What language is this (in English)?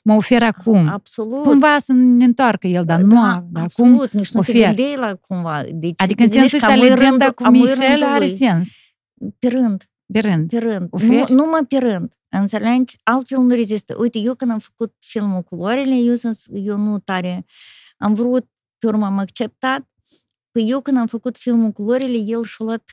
Romanian